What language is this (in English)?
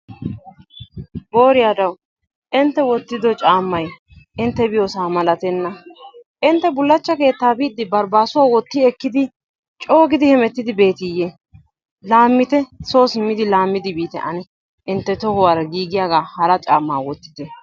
Wolaytta